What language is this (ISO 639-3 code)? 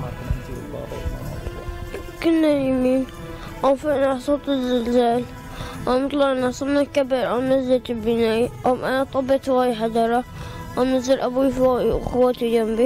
ara